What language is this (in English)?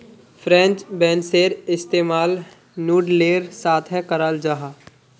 Magahi